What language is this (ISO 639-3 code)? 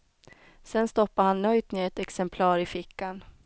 swe